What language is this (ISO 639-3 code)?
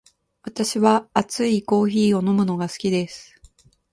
jpn